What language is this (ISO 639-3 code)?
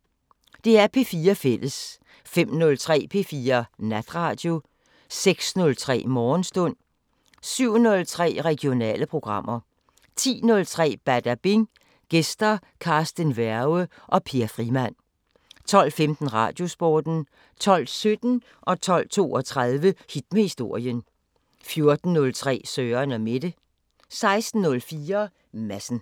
dan